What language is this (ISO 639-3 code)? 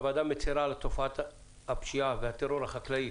heb